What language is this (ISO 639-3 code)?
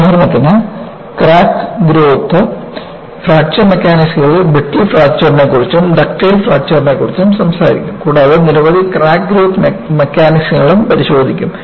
mal